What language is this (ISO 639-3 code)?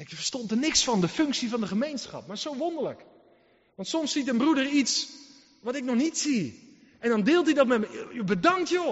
nld